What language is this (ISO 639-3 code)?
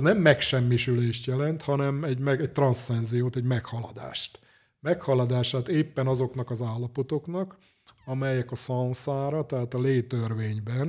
hun